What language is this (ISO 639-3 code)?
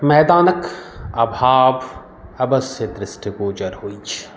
mai